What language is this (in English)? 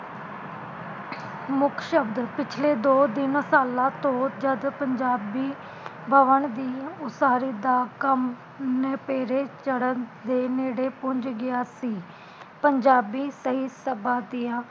Punjabi